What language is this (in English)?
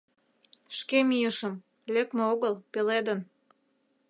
Mari